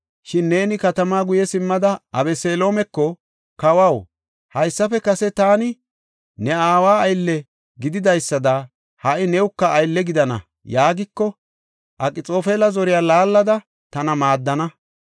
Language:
Gofa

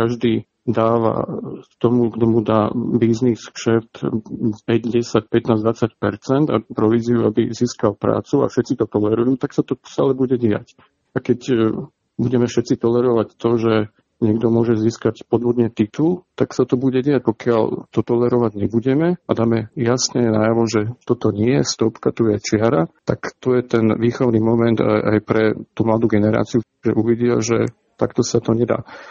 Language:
Slovak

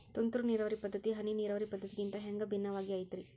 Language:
Kannada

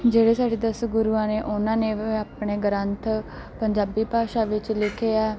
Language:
Punjabi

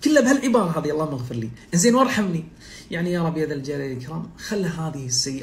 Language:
Arabic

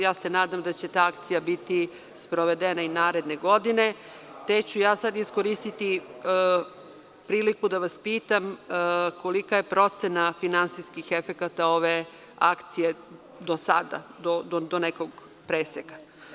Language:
Serbian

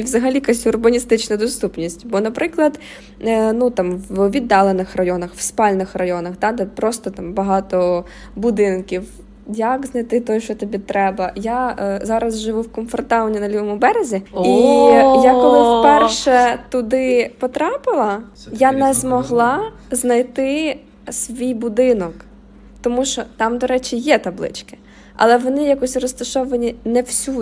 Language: Ukrainian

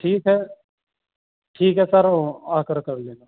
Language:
Urdu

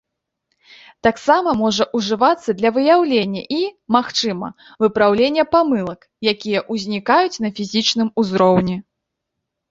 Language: Belarusian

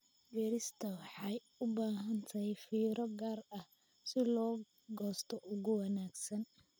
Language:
Somali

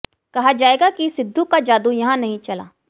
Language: Hindi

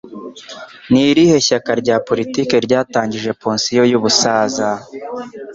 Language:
Kinyarwanda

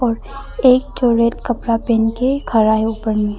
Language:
Hindi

